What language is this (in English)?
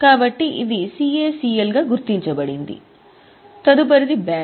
Telugu